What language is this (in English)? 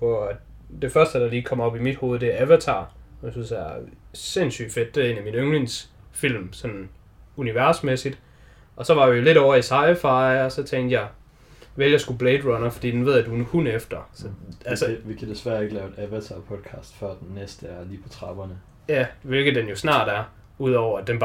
Danish